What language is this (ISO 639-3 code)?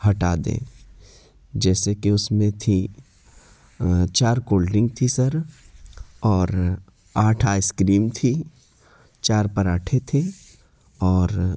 urd